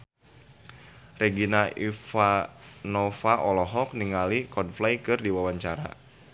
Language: Sundanese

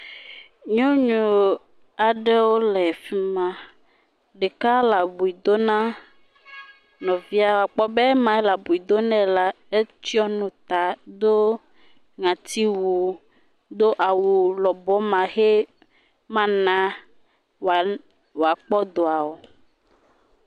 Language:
Ewe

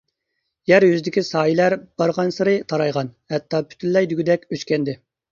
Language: Uyghur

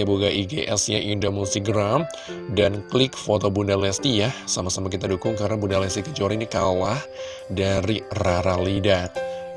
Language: Indonesian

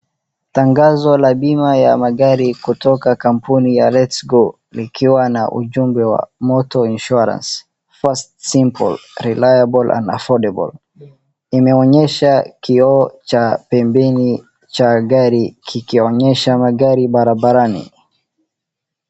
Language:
Swahili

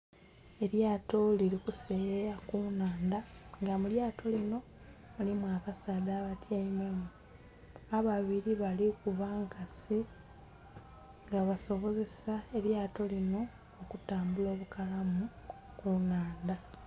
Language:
Soga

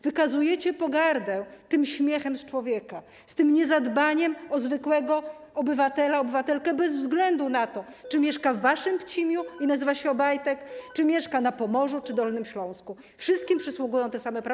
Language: Polish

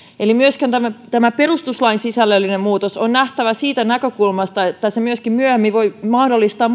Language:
Finnish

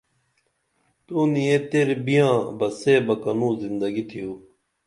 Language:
Dameli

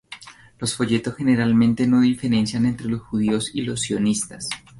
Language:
Spanish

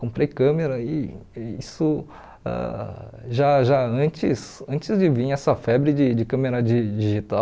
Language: Portuguese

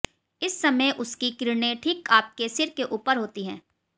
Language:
Hindi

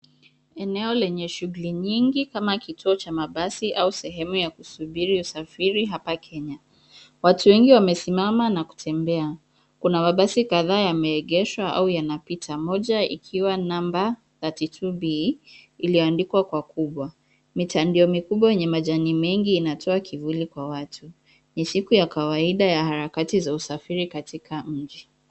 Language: Swahili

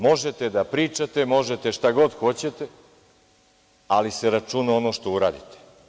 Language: Serbian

